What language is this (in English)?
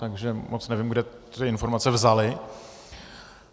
Czech